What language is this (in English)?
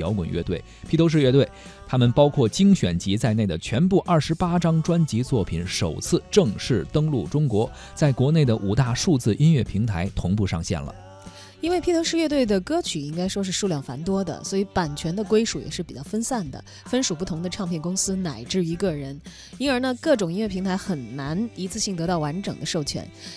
Chinese